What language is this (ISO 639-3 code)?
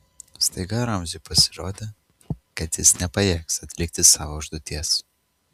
lit